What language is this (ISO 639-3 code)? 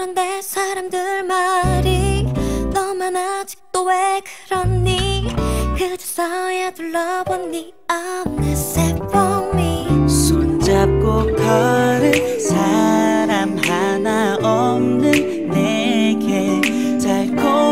kor